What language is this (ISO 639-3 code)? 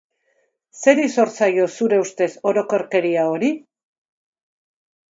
eus